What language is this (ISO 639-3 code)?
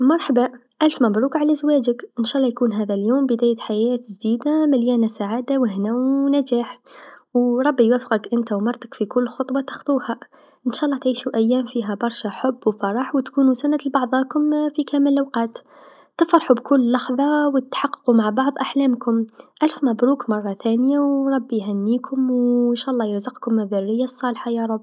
aeb